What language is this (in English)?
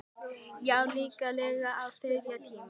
Icelandic